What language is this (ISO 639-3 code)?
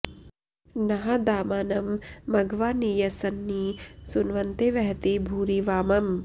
san